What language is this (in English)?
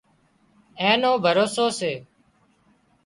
Wadiyara Koli